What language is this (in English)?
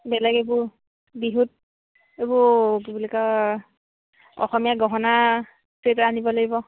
Assamese